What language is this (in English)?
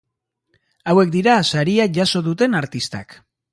Basque